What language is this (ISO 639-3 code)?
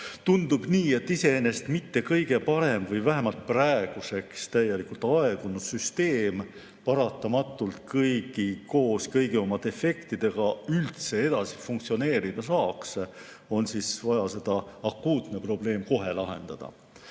est